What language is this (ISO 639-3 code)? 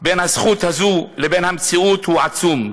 heb